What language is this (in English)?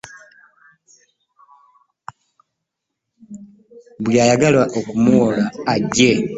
Ganda